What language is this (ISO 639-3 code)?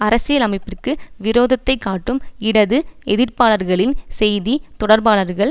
tam